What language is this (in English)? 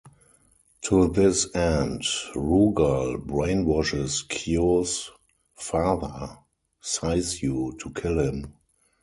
English